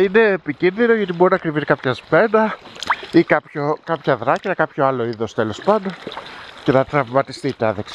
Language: Greek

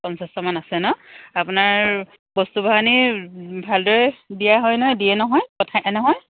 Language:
Assamese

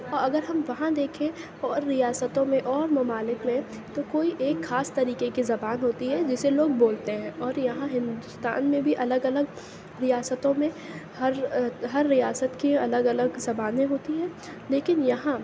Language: Urdu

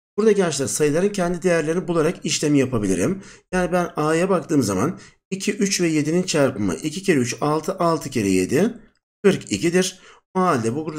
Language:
Turkish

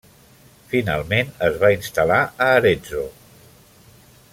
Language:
Catalan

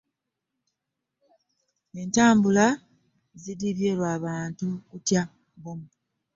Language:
Ganda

